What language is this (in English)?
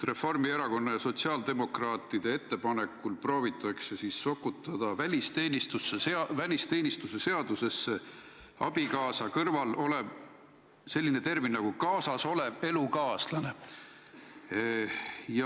Estonian